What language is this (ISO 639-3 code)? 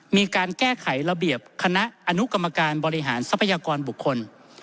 tha